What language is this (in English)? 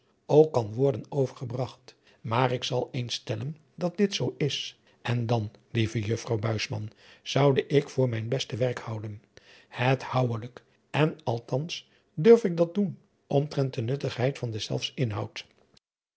Dutch